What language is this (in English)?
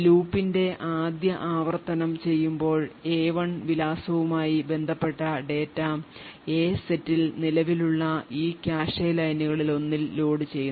Malayalam